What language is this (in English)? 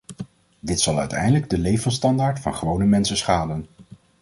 Dutch